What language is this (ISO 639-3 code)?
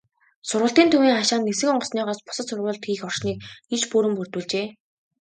mon